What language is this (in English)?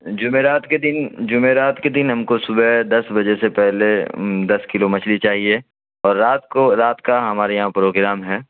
Urdu